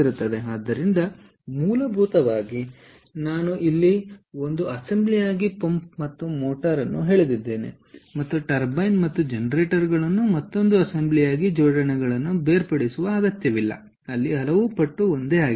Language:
Kannada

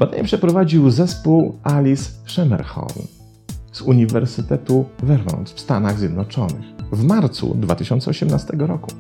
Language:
Polish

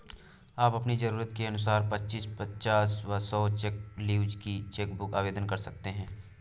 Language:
Hindi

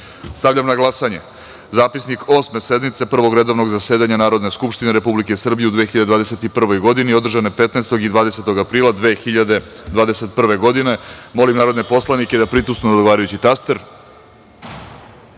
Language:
Serbian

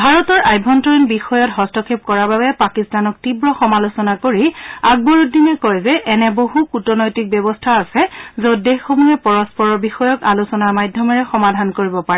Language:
Assamese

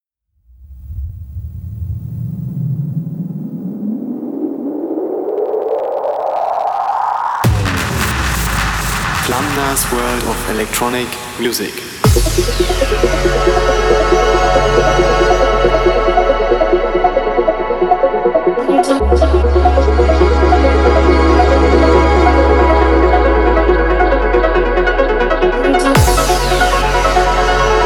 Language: English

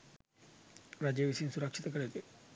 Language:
Sinhala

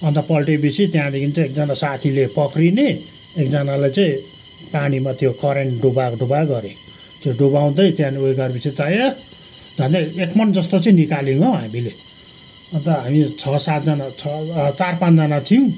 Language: Nepali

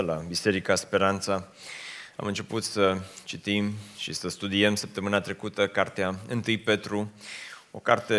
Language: Romanian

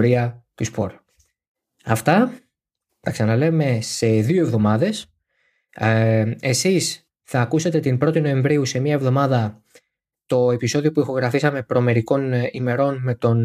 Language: Greek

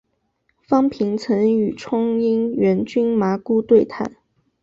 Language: Chinese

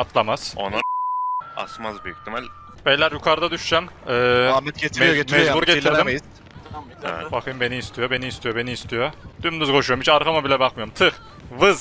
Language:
Turkish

